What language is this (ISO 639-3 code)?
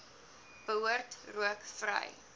afr